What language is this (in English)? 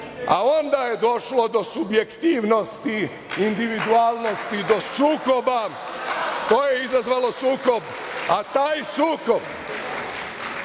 Serbian